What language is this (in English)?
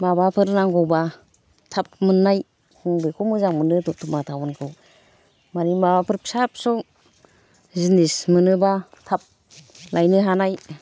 Bodo